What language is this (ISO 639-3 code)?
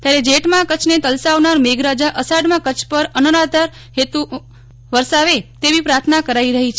guj